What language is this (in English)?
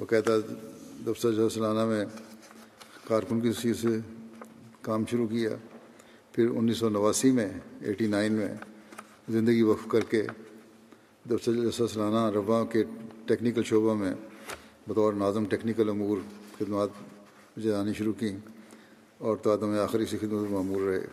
Urdu